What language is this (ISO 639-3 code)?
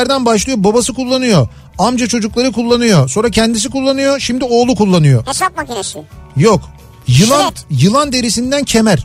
tur